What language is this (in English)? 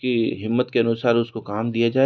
Hindi